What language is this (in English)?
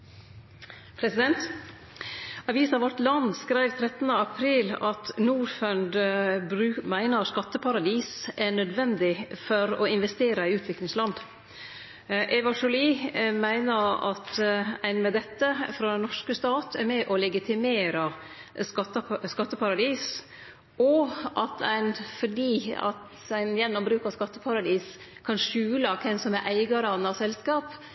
Norwegian Nynorsk